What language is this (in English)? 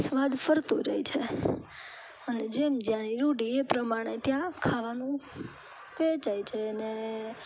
Gujarati